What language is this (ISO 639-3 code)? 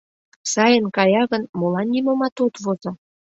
chm